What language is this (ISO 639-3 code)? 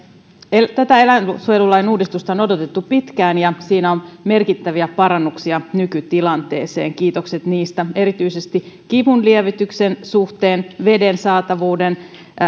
fin